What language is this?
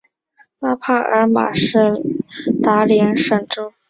Chinese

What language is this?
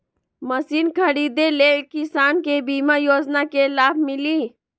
Magahi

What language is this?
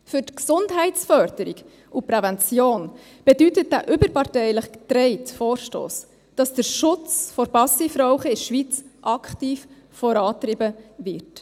Swiss German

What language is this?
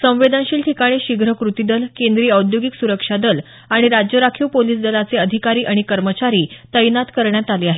Marathi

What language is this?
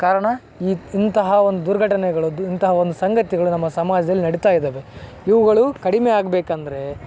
Kannada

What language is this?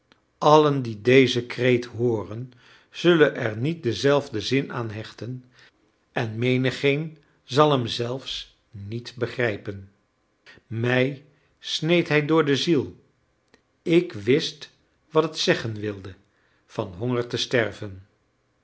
Dutch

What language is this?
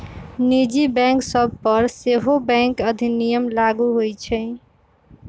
Magahi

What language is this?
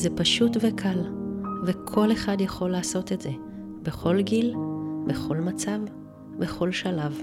Hebrew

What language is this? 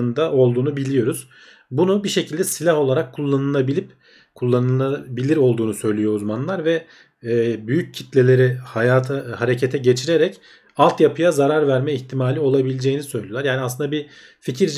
Turkish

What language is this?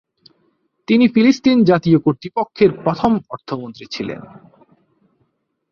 Bangla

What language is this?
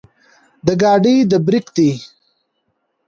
Pashto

